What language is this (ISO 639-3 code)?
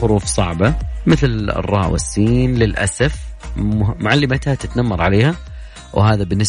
ara